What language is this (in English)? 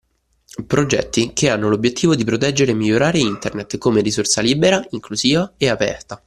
Italian